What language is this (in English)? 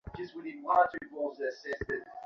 Bangla